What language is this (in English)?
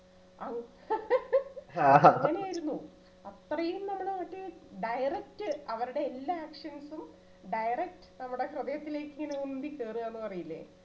Malayalam